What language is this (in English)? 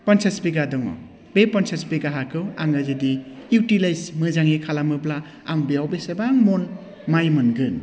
Bodo